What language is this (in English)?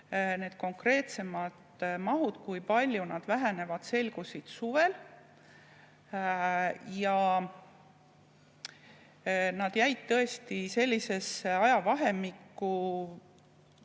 Estonian